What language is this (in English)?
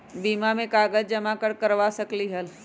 Magahi